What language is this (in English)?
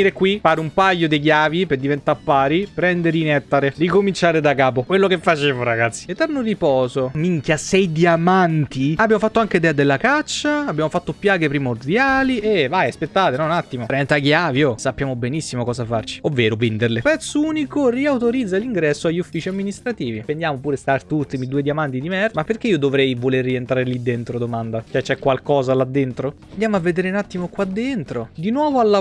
Italian